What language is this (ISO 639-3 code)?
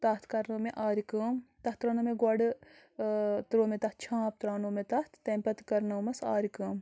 kas